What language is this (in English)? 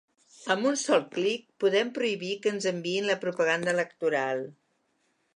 Catalan